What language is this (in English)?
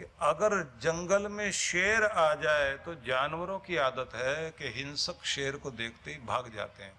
Hindi